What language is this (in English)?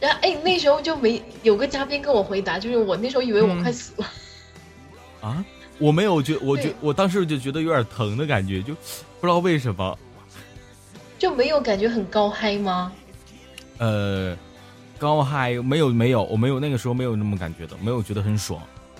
Chinese